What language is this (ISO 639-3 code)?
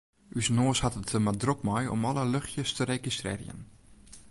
fry